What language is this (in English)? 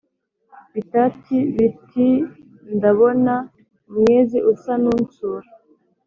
Kinyarwanda